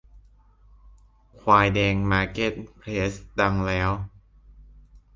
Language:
Thai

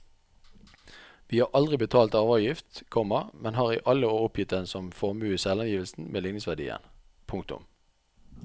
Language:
Norwegian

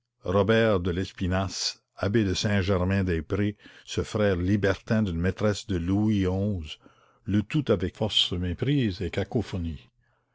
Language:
French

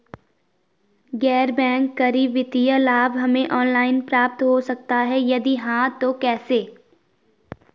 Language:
Hindi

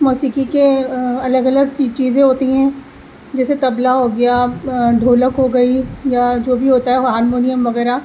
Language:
Urdu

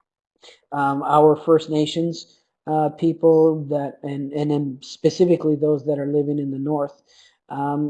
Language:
English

